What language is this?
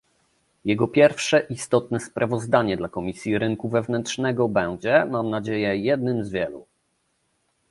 Polish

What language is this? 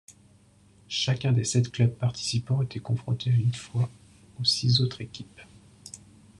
French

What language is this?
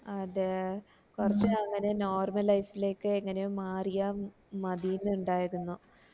Malayalam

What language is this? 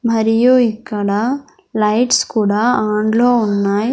Telugu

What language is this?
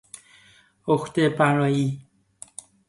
Persian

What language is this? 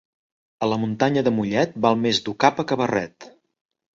Catalan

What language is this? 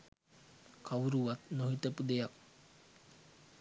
Sinhala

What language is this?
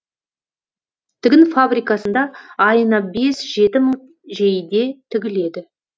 Kazakh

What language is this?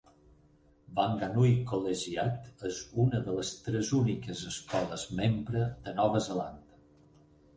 Catalan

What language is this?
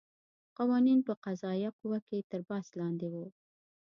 Pashto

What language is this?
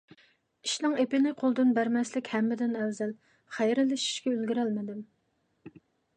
Uyghur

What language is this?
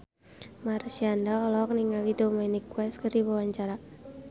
Sundanese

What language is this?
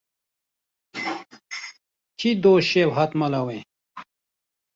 Kurdish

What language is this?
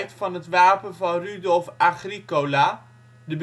Dutch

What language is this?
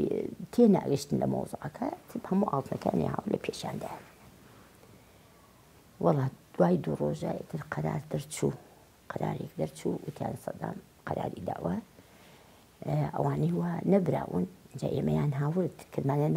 Arabic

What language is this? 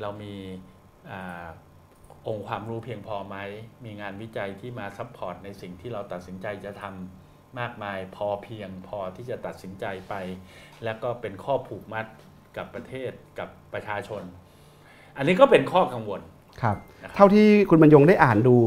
Thai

